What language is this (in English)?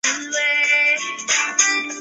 Chinese